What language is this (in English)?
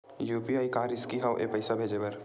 Chhattisgarhi